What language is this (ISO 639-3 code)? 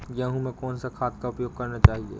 hin